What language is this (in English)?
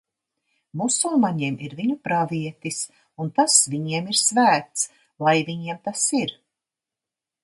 Latvian